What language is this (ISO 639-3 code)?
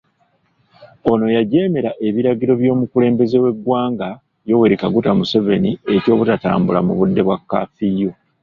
lug